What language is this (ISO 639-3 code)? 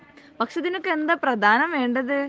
mal